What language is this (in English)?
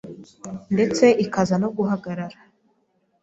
Kinyarwanda